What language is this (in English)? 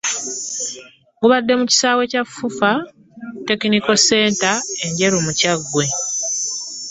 Ganda